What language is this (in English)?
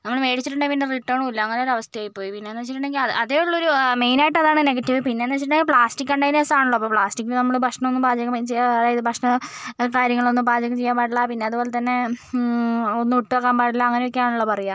Malayalam